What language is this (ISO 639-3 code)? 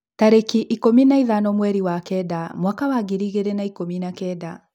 kik